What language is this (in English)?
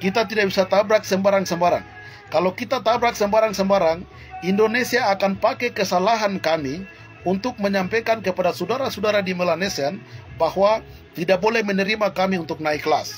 Indonesian